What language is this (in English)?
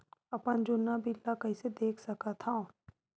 Chhattisgarhi